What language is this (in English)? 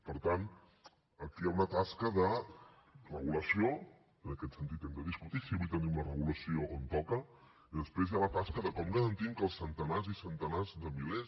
Catalan